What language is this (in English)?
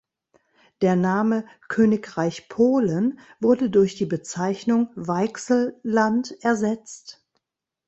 German